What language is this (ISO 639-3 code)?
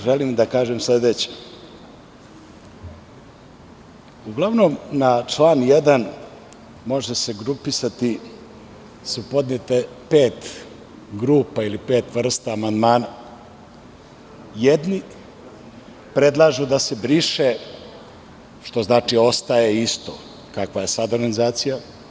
srp